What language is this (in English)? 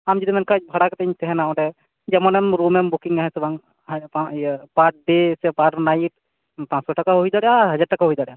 Santali